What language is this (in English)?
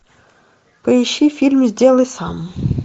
Russian